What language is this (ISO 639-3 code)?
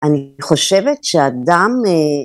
heb